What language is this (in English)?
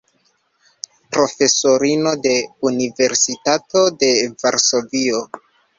Esperanto